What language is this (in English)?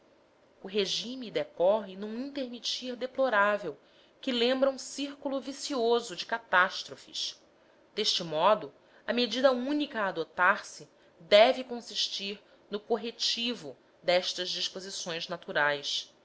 Portuguese